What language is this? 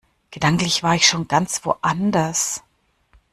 German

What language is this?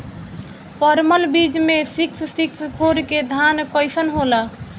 Bhojpuri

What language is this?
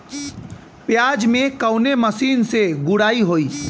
Bhojpuri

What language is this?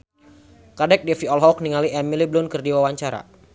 Sundanese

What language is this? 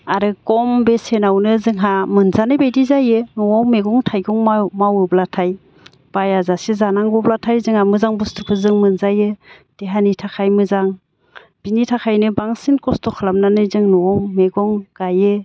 Bodo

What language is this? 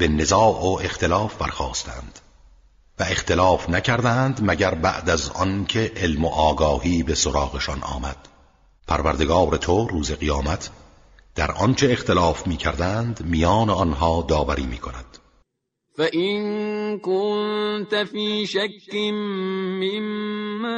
Persian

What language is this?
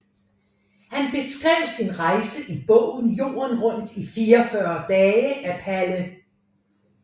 Danish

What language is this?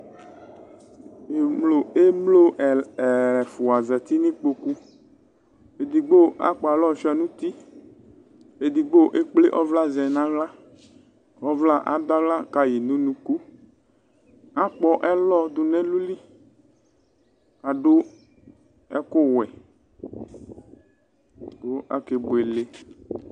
Ikposo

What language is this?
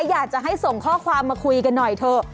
Thai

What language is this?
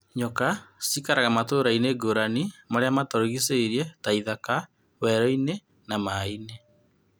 Kikuyu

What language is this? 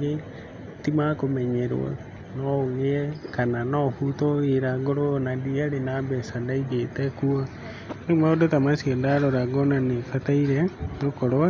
Kikuyu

